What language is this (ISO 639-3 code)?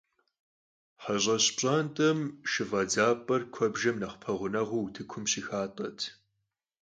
kbd